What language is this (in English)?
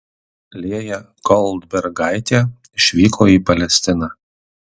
Lithuanian